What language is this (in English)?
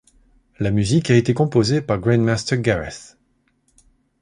French